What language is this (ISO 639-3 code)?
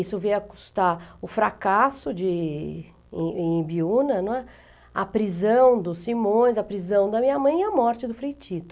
por